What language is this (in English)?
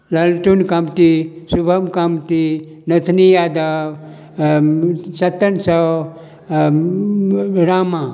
Maithili